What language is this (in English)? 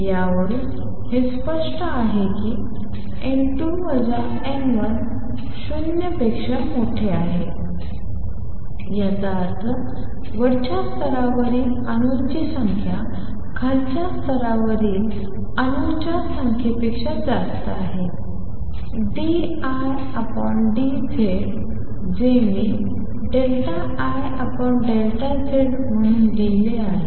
Marathi